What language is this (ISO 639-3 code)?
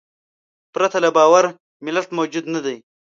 pus